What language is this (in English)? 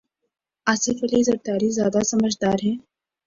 Urdu